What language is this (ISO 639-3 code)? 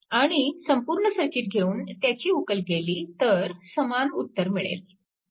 mar